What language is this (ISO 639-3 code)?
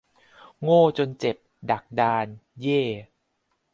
tha